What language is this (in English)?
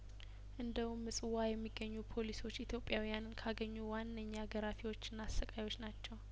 Amharic